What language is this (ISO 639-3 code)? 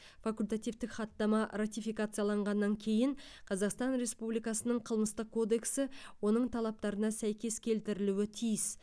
kaz